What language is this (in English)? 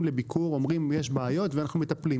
Hebrew